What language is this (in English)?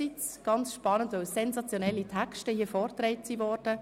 Swiss German